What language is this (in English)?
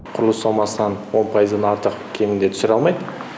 Kazakh